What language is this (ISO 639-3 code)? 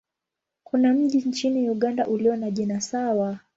swa